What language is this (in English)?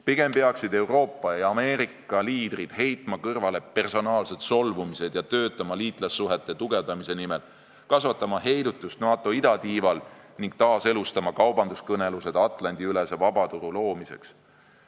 Estonian